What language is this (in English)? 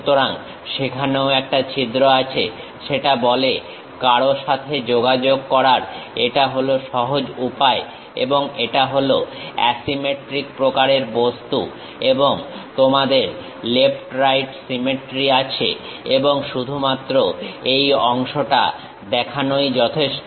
Bangla